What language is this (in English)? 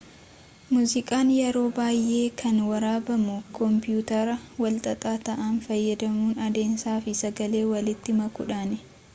Oromo